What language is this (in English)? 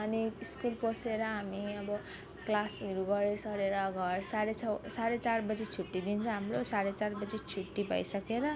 Nepali